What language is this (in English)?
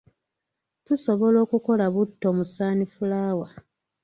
Ganda